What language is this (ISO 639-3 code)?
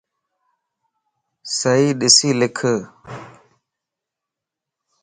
lss